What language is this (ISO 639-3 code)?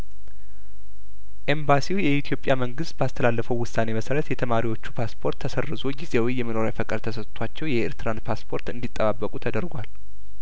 amh